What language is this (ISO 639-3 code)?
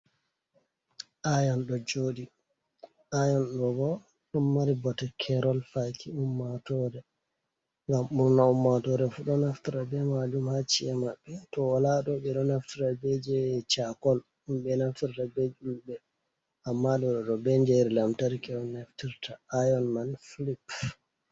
ful